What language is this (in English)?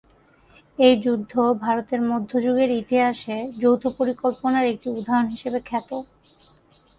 Bangla